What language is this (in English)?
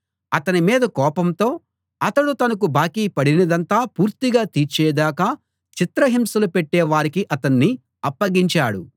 Telugu